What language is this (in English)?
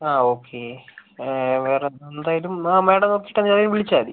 Malayalam